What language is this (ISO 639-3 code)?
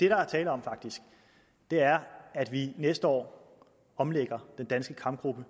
dan